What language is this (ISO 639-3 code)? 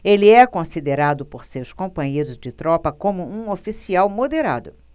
por